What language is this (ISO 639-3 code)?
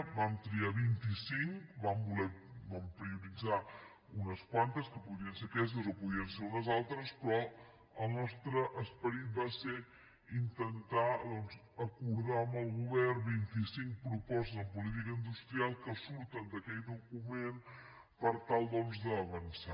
cat